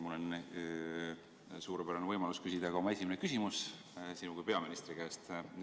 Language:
Estonian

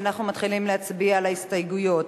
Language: Hebrew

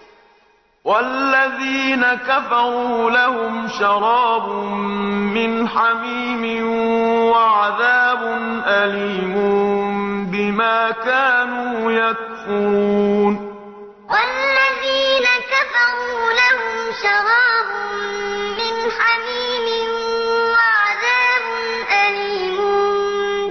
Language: Arabic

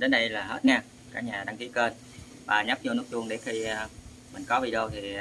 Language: Vietnamese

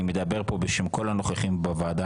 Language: Hebrew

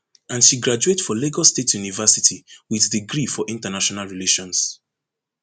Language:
Nigerian Pidgin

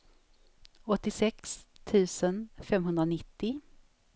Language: Swedish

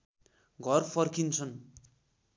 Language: Nepali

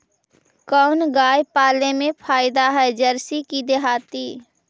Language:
Magahi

